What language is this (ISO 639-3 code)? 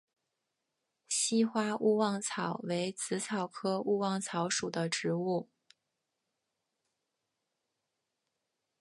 zho